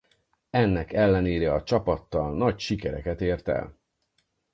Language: Hungarian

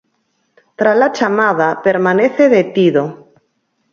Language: Galician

